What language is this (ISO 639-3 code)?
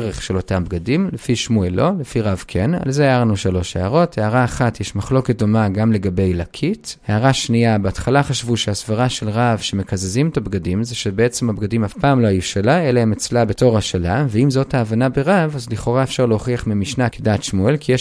heb